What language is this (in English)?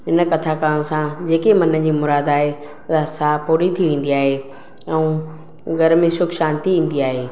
Sindhi